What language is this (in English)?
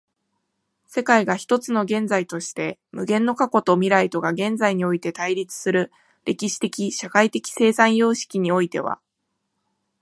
Japanese